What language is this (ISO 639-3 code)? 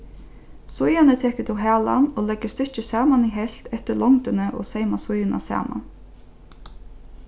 fao